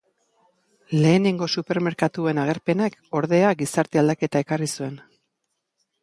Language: Basque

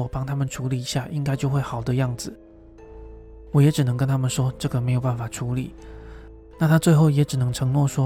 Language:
Chinese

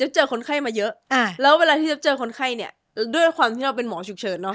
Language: Thai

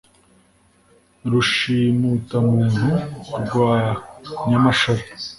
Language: Kinyarwanda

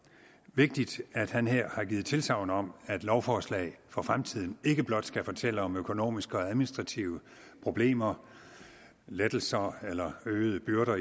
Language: Danish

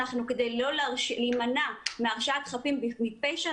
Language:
Hebrew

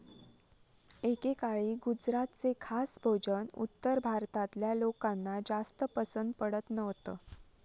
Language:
Marathi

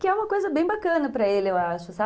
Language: Portuguese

